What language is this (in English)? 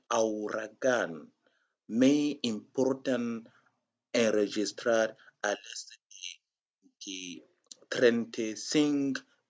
Occitan